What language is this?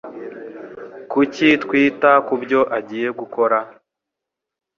Kinyarwanda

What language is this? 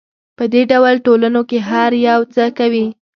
Pashto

